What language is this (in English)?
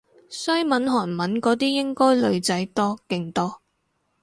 Cantonese